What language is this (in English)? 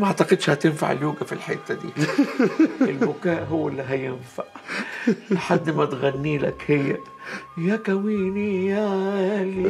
Arabic